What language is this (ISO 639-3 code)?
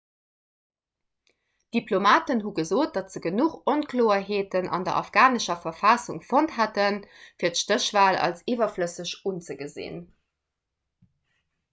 ltz